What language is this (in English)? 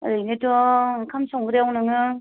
Bodo